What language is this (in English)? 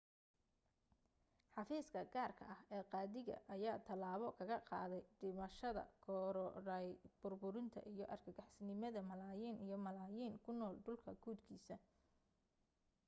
Somali